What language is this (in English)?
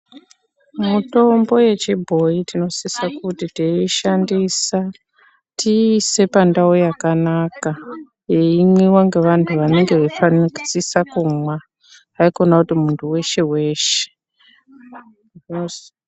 Ndau